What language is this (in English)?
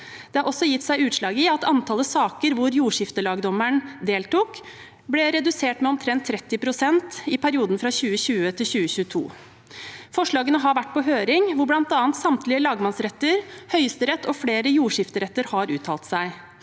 Norwegian